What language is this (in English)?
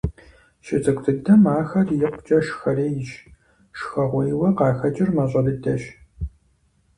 Kabardian